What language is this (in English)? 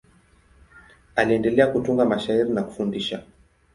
Swahili